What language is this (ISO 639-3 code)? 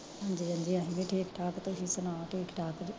pan